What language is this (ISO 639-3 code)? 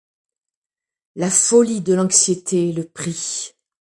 fra